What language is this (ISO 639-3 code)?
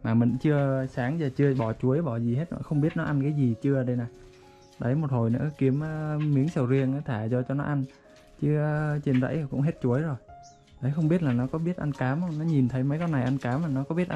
vie